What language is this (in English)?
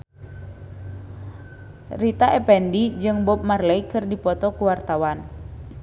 Sundanese